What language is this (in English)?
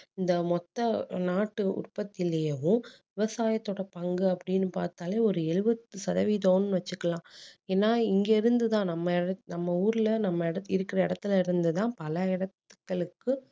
Tamil